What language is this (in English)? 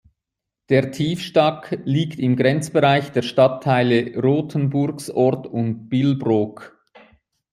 German